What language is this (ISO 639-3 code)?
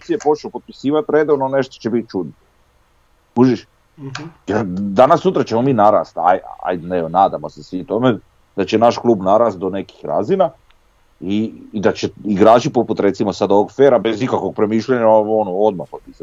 hrv